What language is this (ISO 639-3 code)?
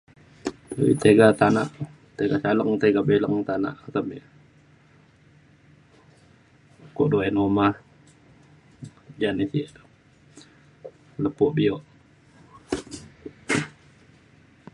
xkl